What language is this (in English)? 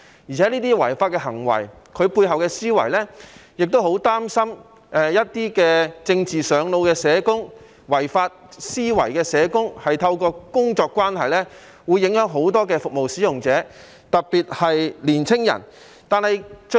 Cantonese